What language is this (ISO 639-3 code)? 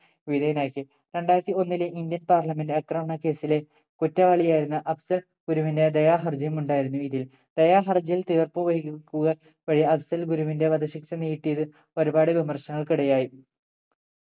mal